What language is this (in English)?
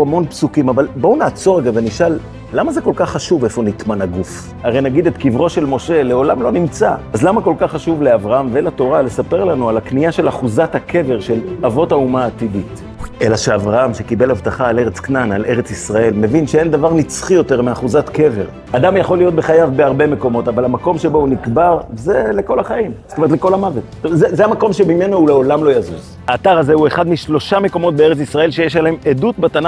Hebrew